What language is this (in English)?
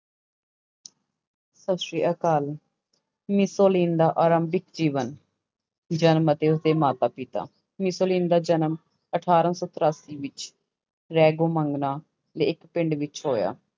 Punjabi